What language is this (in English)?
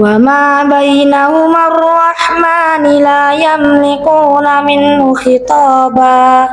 Indonesian